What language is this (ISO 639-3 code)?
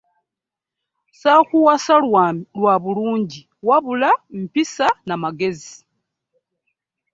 lug